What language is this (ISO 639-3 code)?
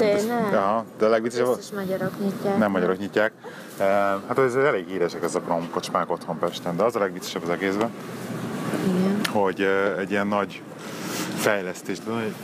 hun